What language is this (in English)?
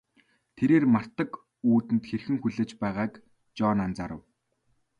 Mongolian